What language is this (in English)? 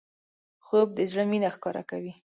Pashto